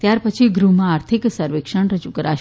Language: Gujarati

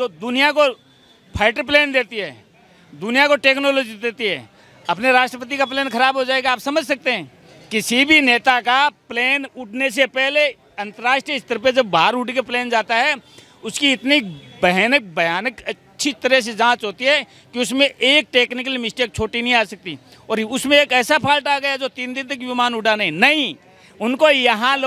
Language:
Hindi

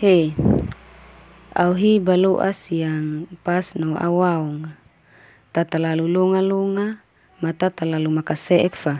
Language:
Termanu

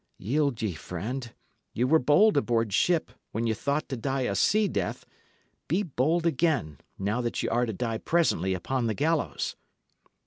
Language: English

